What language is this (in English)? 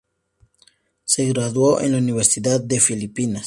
Spanish